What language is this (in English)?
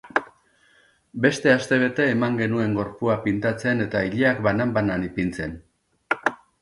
Basque